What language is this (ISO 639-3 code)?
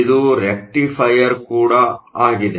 kan